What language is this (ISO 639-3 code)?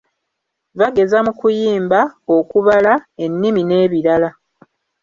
lug